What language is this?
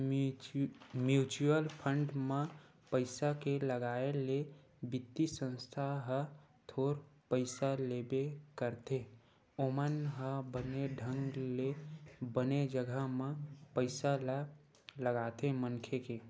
Chhattisgarhi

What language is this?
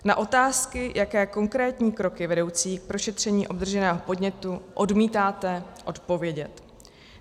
Czech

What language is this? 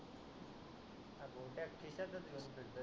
Marathi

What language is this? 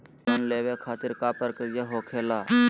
Magahi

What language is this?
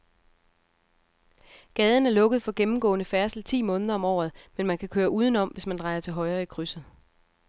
Danish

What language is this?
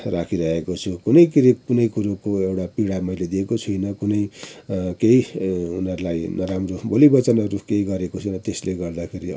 Nepali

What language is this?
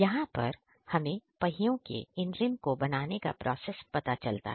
Hindi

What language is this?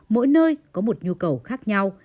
Vietnamese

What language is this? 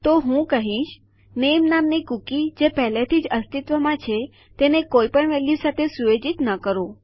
Gujarati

